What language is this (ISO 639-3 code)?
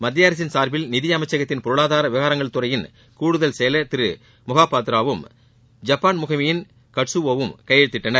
tam